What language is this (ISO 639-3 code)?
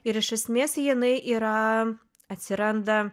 lit